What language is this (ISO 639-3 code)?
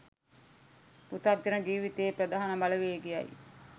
sin